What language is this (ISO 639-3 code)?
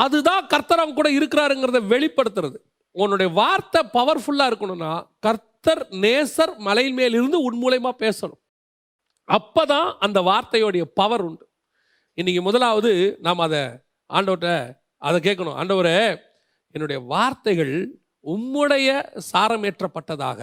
tam